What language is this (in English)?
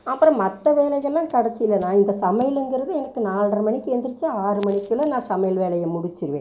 Tamil